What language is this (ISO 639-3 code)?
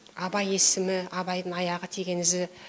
kaz